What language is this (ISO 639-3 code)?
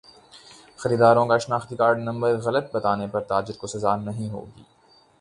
urd